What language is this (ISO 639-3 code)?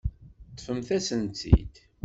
kab